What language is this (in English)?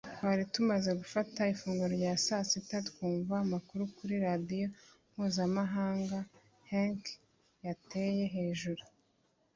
Kinyarwanda